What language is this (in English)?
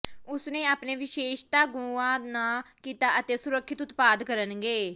Punjabi